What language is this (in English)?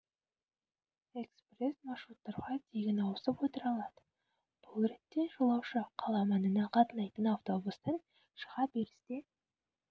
Kazakh